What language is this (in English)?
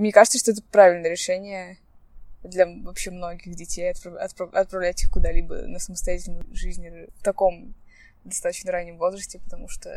Russian